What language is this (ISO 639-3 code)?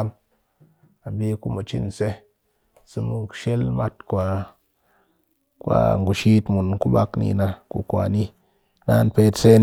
cky